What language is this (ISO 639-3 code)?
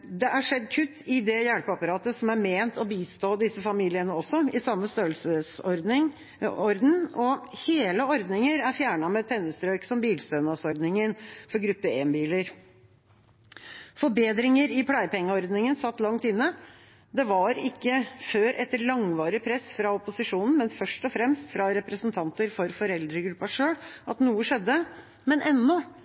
nob